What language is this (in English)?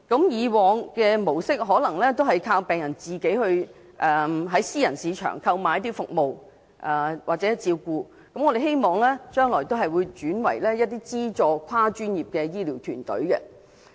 Cantonese